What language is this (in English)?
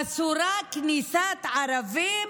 Hebrew